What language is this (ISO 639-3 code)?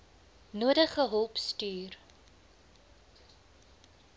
afr